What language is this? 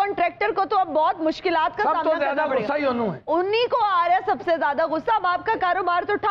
Hindi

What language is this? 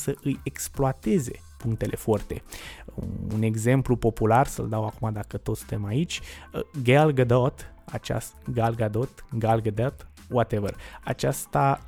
Romanian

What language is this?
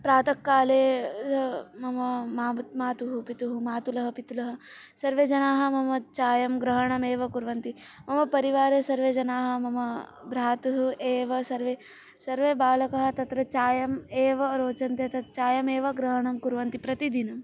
Sanskrit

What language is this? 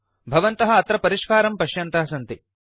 Sanskrit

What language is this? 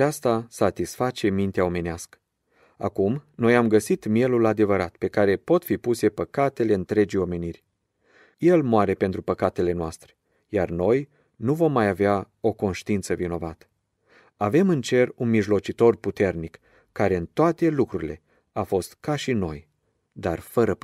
Romanian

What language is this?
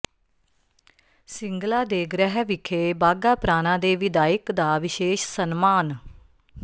Punjabi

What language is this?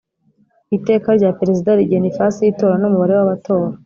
Kinyarwanda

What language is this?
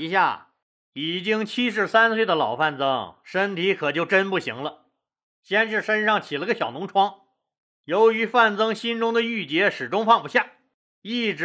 Chinese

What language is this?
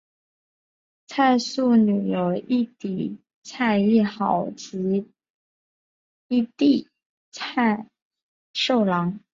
Chinese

